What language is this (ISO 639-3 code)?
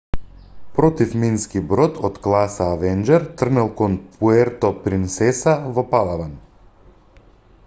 mkd